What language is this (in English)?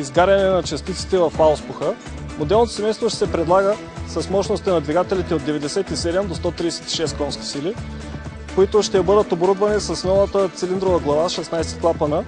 Bulgarian